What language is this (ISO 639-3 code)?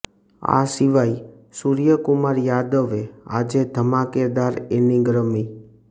guj